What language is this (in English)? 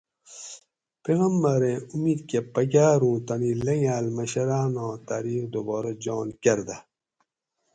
Gawri